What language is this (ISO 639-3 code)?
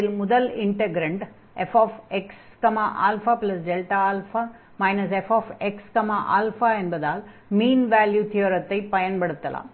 tam